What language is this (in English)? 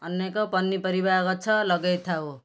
Odia